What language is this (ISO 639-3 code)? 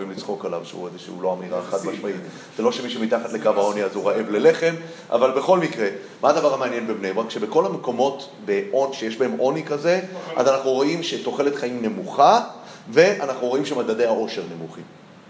heb